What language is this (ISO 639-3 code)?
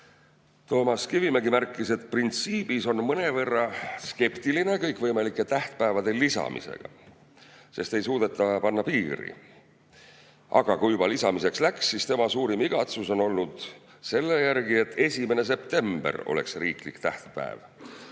est